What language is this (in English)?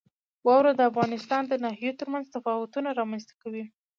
Pashto